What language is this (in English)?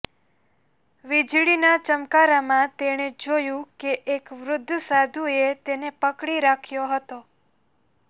Gujarati